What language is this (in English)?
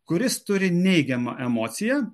Lithuanian